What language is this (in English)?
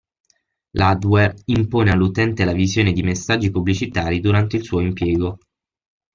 Italian